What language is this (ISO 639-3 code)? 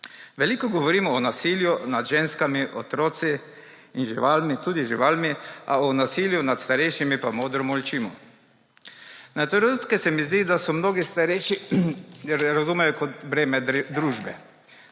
slv